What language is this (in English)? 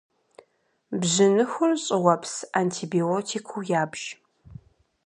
Kabardian